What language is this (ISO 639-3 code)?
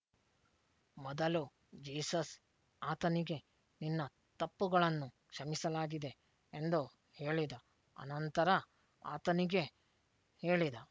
kan